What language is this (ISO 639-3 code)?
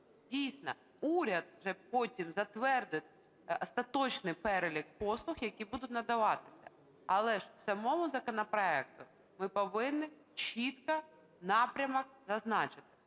ukr